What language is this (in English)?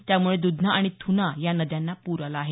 Marathi